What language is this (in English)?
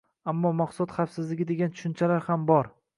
Uzbek